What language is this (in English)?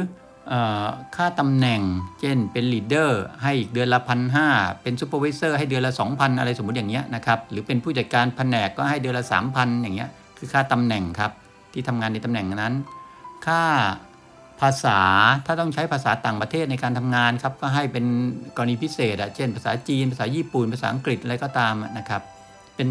Thai